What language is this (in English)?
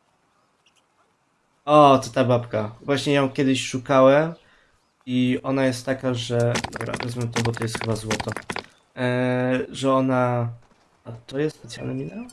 Polish